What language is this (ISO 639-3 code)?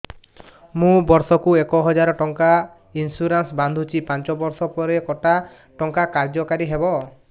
ori